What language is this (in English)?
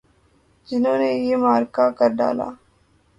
Urdu